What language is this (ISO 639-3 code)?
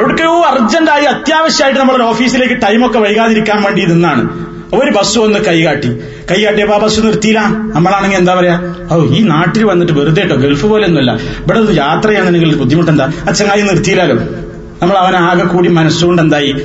mal